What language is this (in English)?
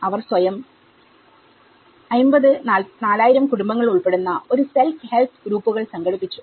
Malayalam